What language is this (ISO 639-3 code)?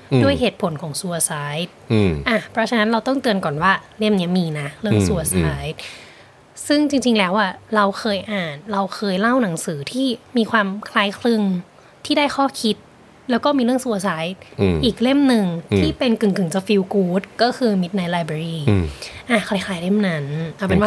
tha